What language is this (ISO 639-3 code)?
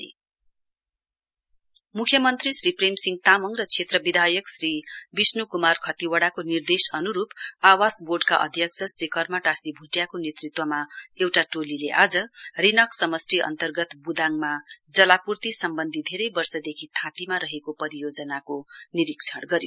nep